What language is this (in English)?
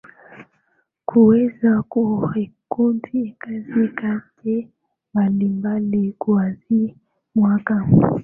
Swahili